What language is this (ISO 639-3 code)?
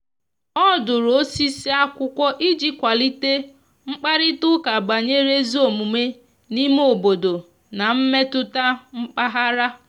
ibo